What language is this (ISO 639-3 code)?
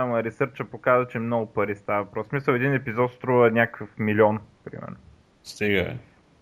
bul